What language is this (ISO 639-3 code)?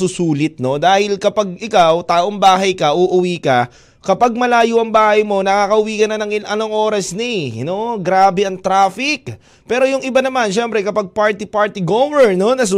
fil